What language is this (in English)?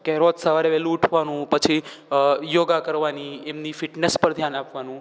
Gujarati